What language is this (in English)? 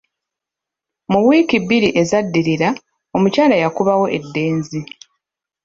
Ganda